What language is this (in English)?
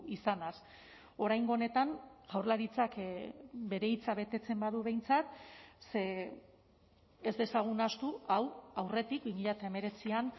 Basque